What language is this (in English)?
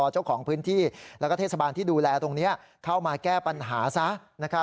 Thai